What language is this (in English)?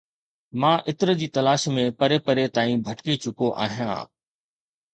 Sindhi